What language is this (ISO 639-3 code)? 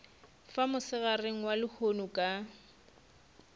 nso